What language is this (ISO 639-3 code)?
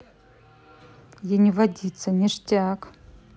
rus